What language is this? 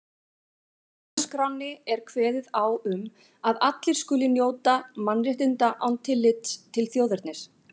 Icelandic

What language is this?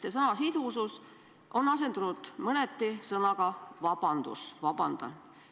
Estonian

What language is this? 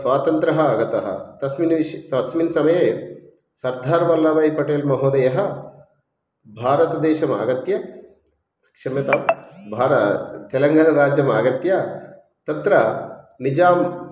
Sanskrit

